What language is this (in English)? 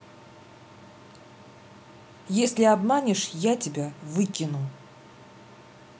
Russian